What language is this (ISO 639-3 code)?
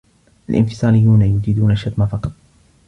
ara